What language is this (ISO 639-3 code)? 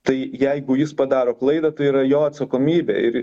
lit